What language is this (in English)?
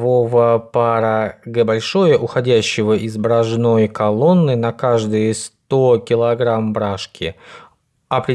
Russian